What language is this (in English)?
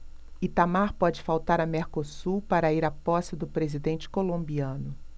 Portuguese